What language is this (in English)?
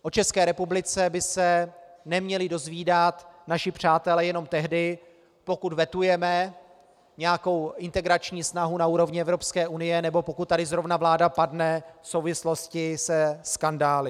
Czech